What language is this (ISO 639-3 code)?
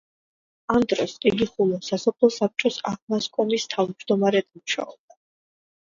kat